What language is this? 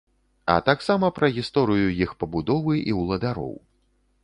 Belarusian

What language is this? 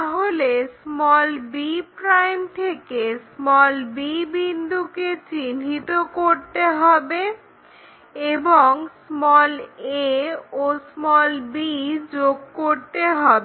Bangla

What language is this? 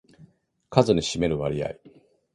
Japanese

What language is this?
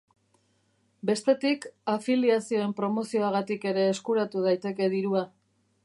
Basque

